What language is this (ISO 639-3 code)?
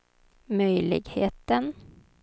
swe